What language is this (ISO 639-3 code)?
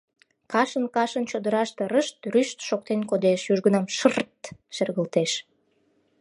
chm